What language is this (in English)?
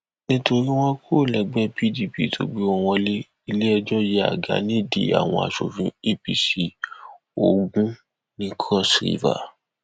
Yoruba